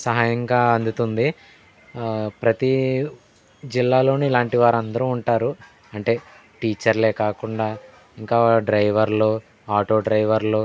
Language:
Telugu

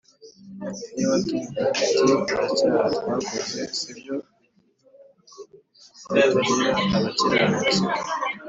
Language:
Kinyarwanda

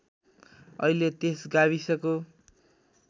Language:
Nepali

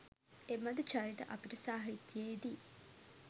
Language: Sinhala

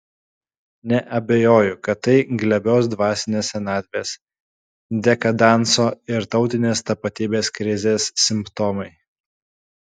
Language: Lithuanian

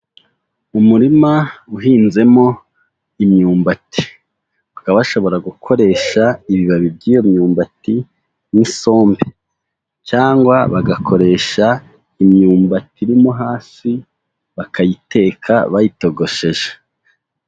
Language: Kinyarwanda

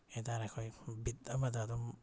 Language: Manipuri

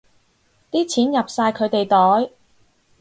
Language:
Cantonese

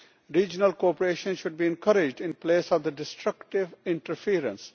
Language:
English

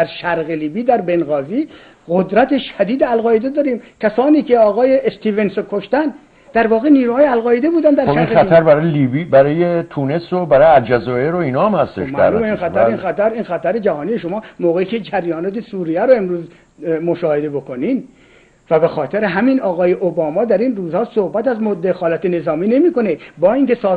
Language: Persian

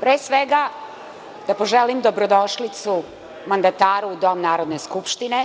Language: Serbian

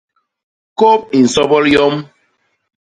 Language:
Basaa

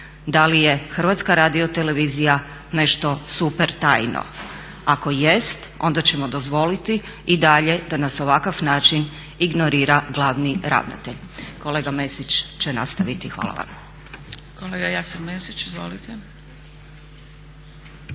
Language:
Croatian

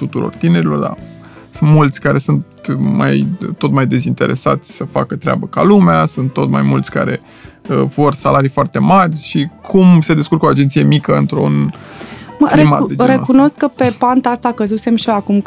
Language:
Romanian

